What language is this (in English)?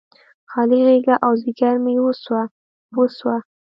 Pashto